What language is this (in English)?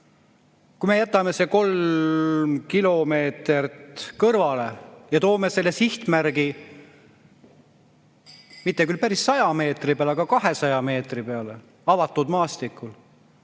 Estonian